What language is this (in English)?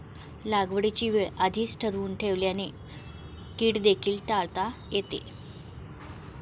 Marathi